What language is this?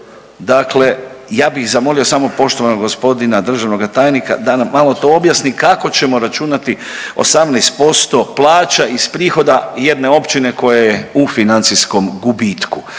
Croatian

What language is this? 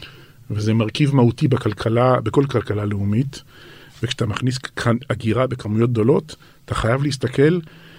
Hebrew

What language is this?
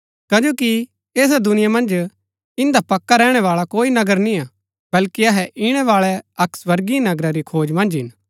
Gaddi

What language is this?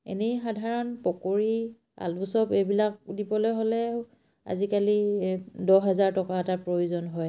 Assamese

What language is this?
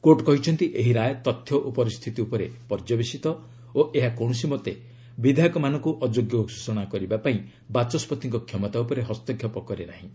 Odia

